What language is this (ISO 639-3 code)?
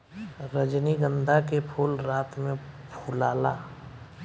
bho